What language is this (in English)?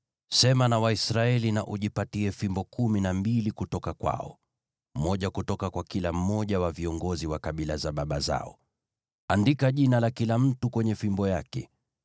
Swahili